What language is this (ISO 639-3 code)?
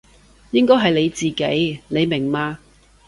yue